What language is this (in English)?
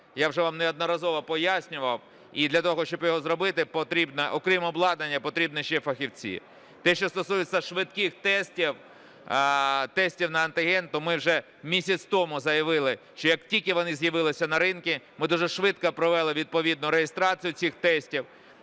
Ukrainian